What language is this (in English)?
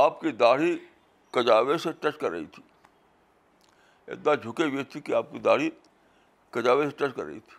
Urdu